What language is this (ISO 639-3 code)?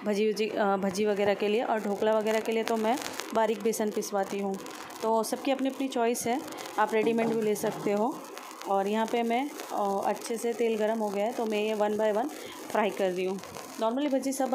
hin